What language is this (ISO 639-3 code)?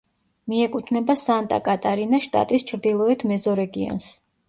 kat